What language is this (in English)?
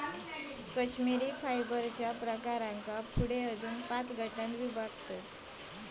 Marathi